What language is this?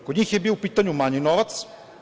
Serbian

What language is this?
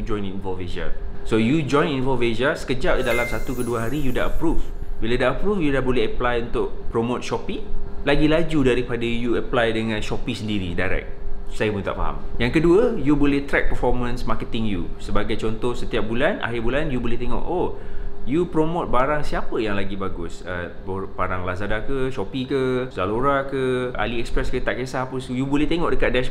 Malay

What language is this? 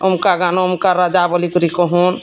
Odia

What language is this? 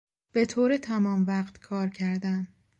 Persian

